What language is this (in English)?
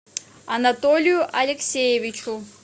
Russian